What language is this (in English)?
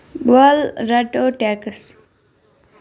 Kashmiri